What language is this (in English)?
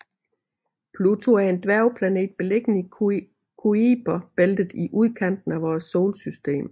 Danish